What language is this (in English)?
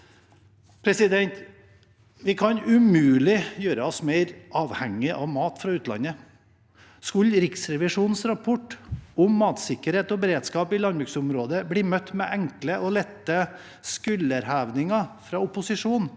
Norwegian